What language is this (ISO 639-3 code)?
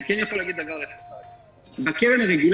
heb